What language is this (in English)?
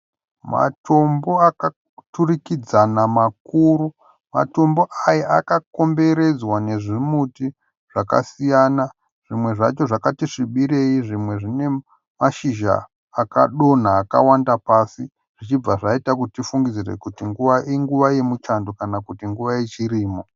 Shona